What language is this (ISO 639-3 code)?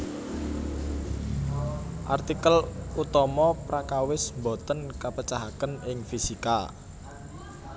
jav